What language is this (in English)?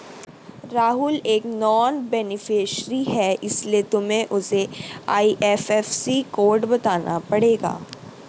Hindi